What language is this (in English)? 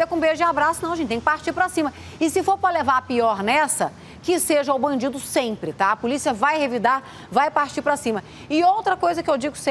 Portuguese